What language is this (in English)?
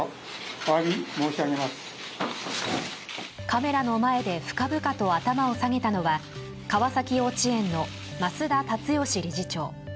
Japanese